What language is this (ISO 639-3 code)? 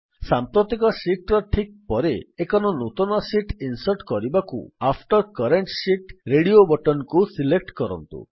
ori